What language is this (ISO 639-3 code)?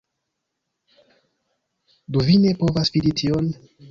epo